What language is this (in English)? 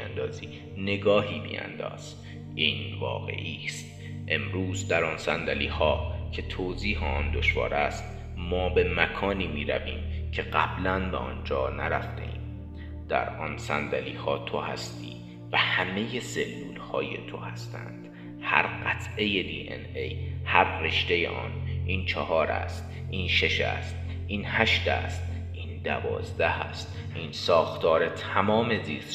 Persian